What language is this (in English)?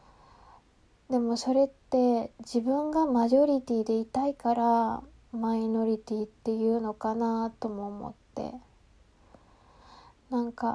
Japanese